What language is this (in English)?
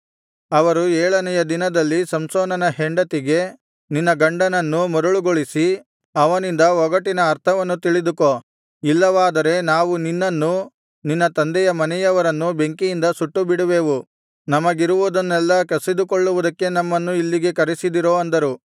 Kannada